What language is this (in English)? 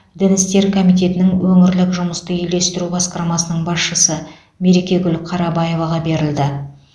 Kazakh